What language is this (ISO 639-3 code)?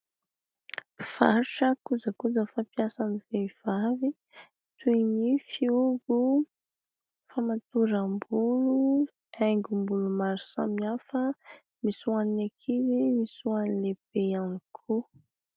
mlg